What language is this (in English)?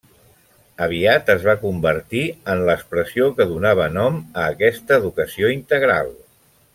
Catalan